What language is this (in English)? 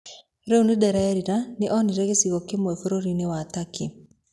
Kikuyu